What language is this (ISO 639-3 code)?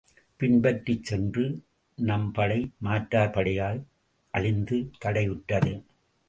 tam